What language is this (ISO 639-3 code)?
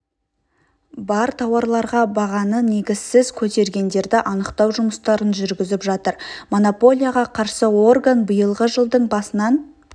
kaz